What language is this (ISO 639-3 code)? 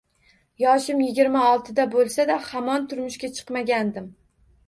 uzb